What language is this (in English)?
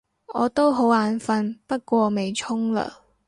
Cantonese